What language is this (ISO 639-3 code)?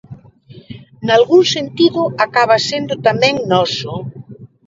glg